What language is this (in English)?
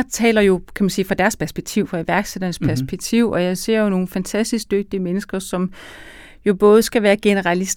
Danish